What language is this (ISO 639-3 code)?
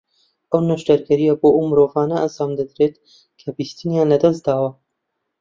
ckb